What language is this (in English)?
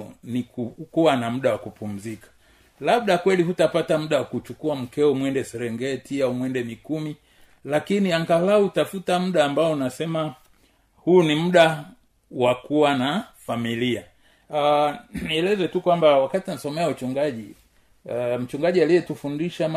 Swahili